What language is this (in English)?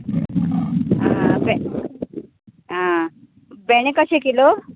Konkani